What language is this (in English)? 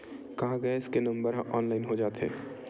Chhattisgarhi